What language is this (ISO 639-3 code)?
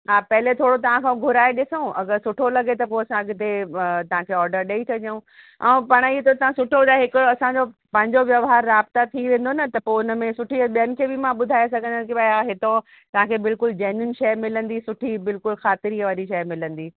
snd